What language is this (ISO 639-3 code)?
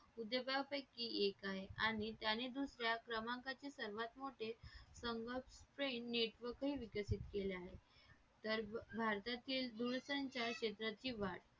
mar